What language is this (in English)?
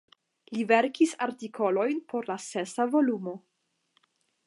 Esperanto